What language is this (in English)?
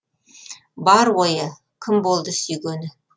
Kazakh